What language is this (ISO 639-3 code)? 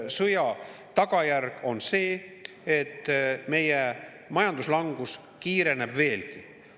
est